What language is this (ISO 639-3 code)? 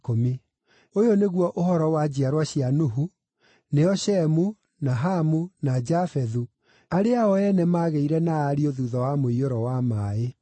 kik